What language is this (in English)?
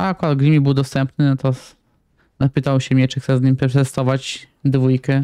Polish